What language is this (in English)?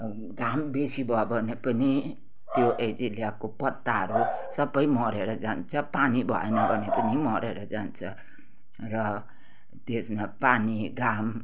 Nepali